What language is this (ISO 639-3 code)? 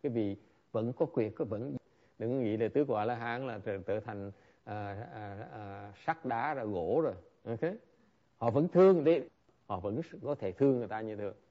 vie